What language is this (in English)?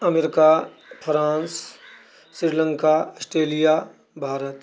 Maithili